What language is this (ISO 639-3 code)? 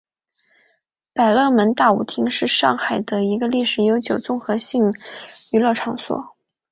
zho